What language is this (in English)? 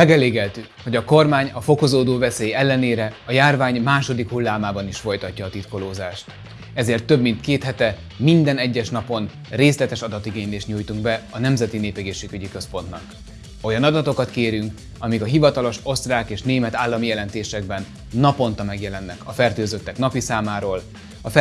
Hungarian